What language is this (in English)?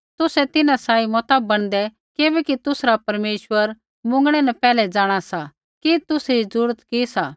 Kullu Pahari